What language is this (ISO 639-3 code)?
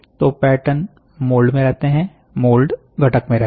hin